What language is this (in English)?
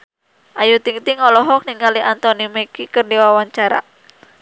Sundanese